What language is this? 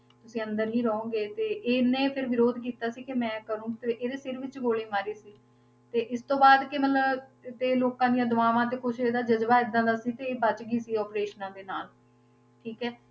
Punjabi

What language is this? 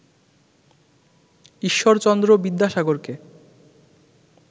Bangla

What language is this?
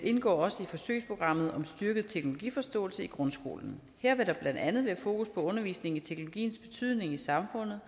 Danish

